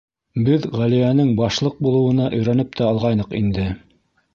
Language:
Bashkir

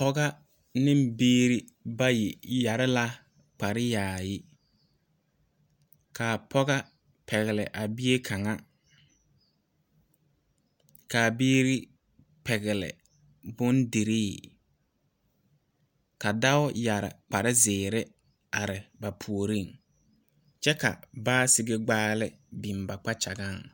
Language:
Southern Dagaare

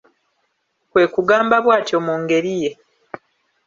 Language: Ganda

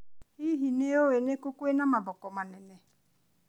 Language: Kikuyu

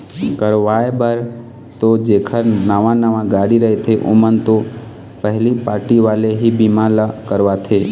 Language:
Chhattisgarhi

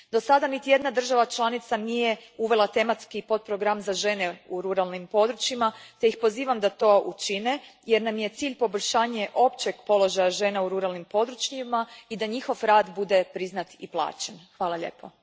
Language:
Croatian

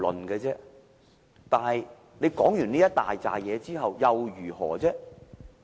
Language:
Cantonese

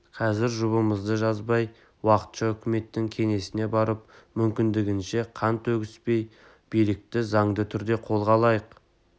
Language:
Kazakh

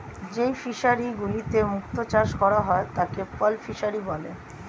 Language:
Bangla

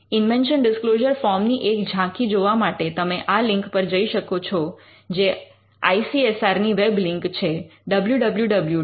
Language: Gujarati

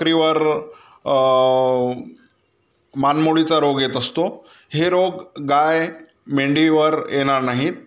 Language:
Marathi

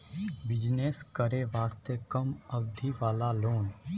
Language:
Maithili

